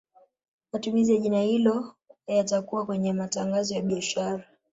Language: Swahili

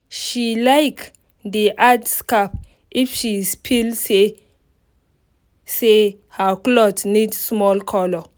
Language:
Nigerian Pidgin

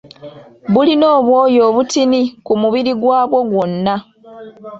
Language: Ganda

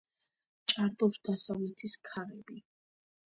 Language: Georgian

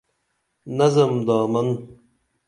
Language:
Dameli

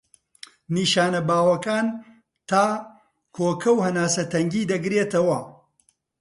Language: Central Kurdish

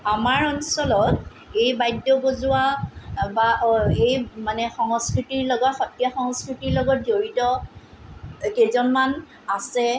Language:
Assamese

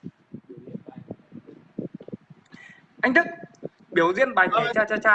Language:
Vietnamese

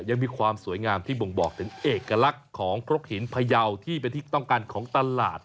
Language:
Thai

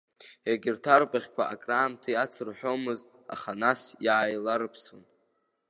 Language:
Abkhazian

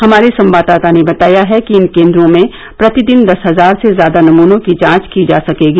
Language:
Hindi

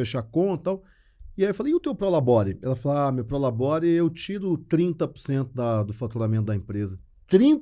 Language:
Portuguese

